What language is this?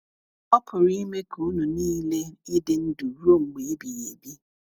Igbo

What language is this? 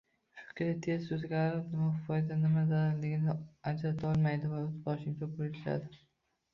Uzbek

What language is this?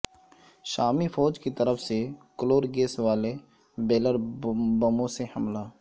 Urdu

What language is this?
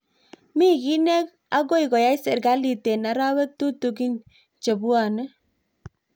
Kalenjin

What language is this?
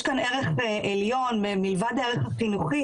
Hebrew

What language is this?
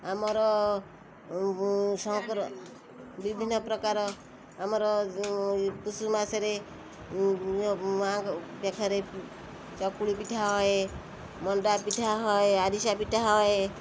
Odia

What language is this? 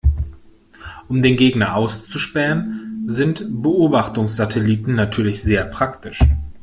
German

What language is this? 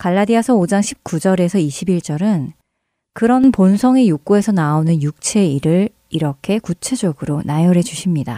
Korean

